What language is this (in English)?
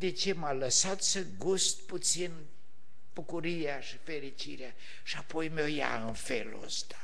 Romanian